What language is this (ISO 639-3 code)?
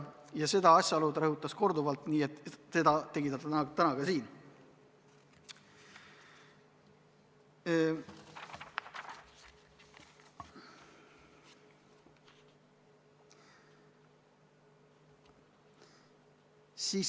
est